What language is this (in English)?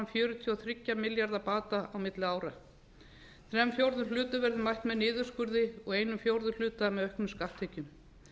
Icelandic